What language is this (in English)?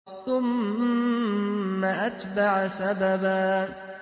Arabic